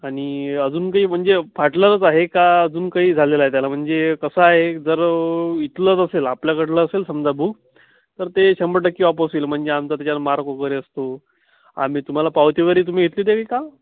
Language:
Marathi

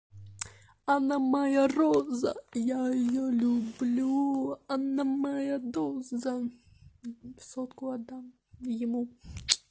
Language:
Russian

